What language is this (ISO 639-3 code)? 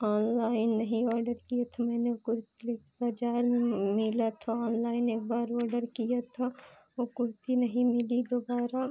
hin